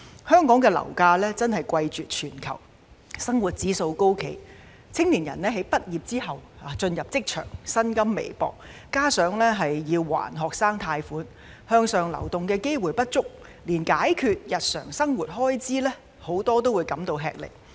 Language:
Cantonese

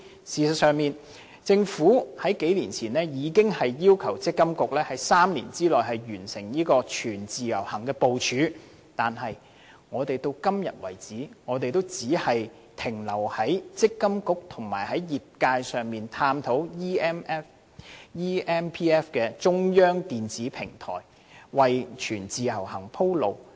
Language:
Cantonese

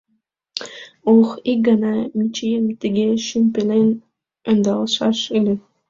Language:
Mari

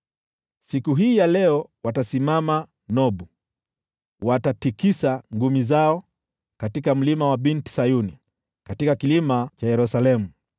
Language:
Swahili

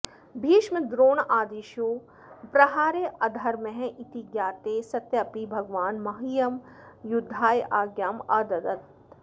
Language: Sanskrit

